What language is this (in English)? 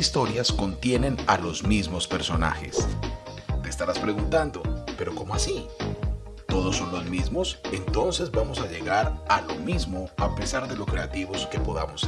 Spanish